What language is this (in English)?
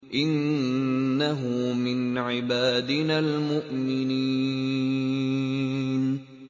Arabic